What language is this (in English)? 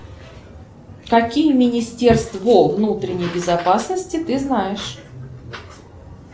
Russian